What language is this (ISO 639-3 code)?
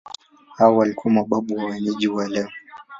swa